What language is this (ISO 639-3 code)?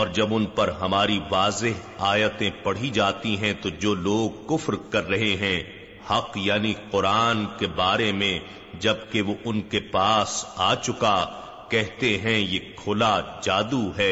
urd